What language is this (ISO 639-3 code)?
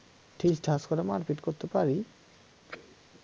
ben